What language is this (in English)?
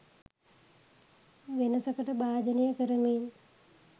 Sinhala